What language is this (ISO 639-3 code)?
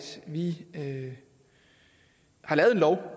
dan